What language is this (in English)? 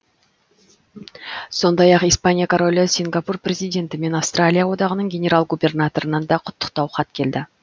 Kazakh